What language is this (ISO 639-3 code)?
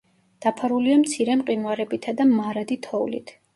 kat